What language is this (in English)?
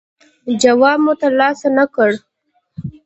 Pashto